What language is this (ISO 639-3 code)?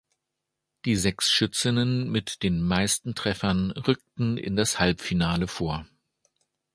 deu